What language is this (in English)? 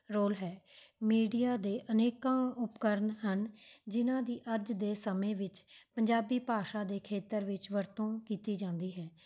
Punjabi